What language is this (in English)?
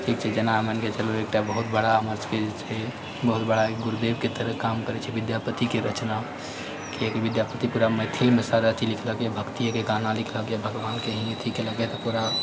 Maithili